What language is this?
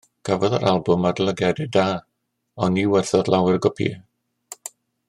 Welsh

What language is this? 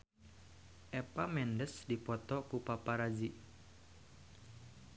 Sundanese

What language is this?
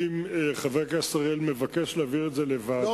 Hebrew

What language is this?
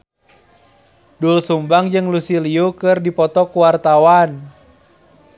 Sundanese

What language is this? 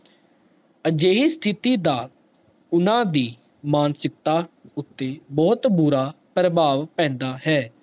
Punjabi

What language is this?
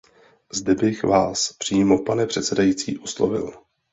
Czech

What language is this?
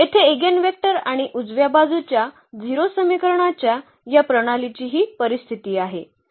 Marathi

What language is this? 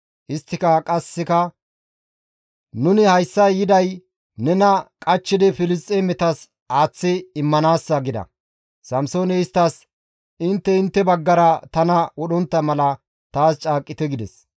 Gamo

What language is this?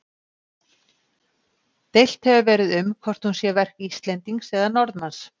Icelandic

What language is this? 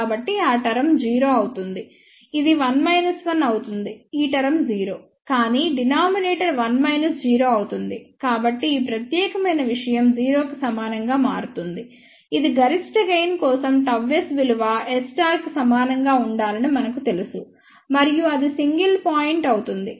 Telugu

